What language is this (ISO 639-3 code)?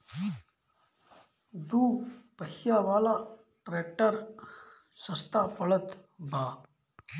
bho